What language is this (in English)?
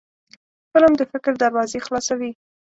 Pashto